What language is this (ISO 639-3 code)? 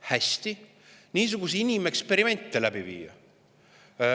est